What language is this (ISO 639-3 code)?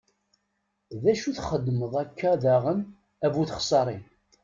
kab